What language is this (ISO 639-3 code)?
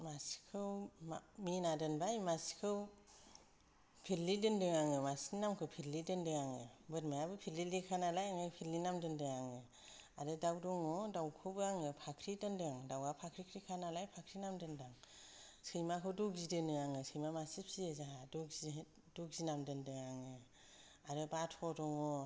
brx